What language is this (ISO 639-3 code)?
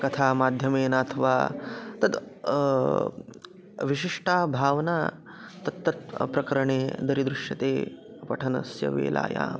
san